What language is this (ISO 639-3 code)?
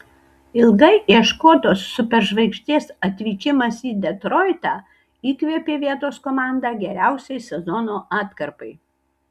lit